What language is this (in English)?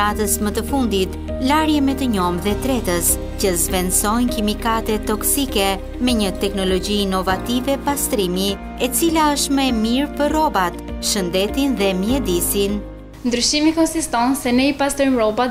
Romanian